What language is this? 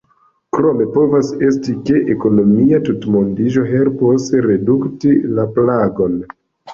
Esperanto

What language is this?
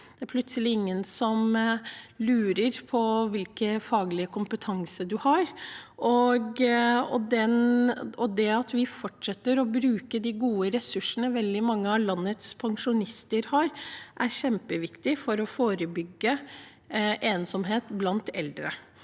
Norwegian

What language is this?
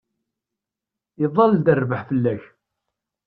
Kabyle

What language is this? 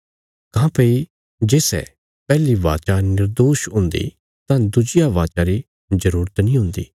Bilaspuri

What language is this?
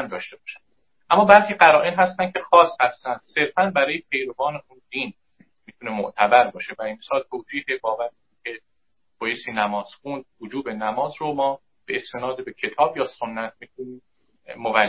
Persian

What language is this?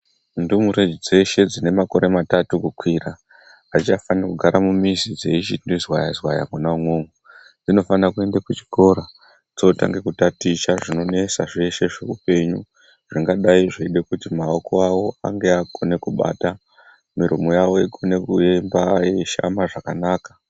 Ndau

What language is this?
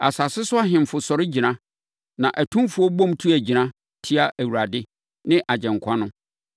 Akan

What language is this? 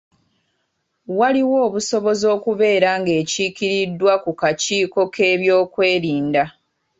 Ganda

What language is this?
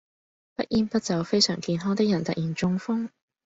Cantonese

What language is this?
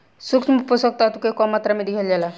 Bhojpuri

